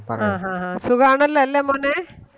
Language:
Malayalam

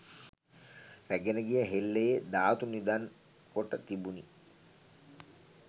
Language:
Sinhala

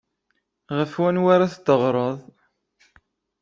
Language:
Kabyle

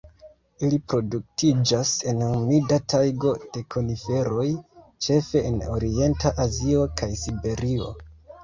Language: Esperanto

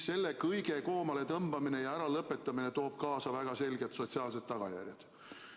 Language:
Estonian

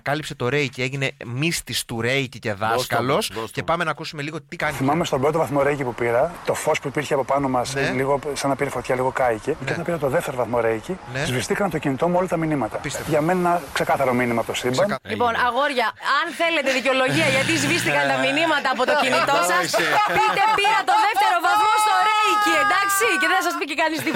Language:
Greek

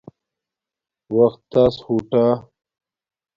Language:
Domaaki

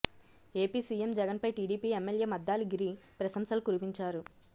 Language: Telugu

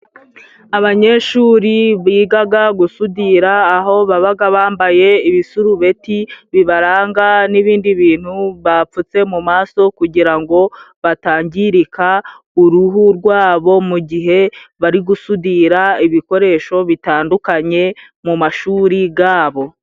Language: Kinyarwanda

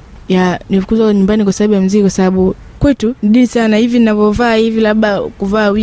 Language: Swahili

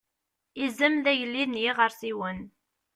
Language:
Kabyle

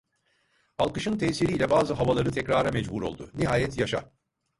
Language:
Turkish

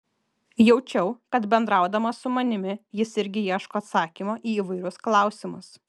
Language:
Lithuanian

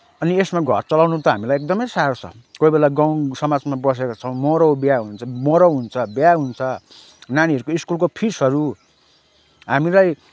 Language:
Nepali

